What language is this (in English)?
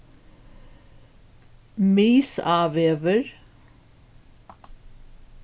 Faroese